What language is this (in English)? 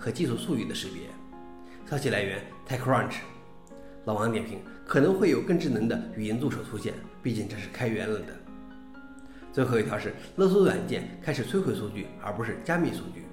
Chinese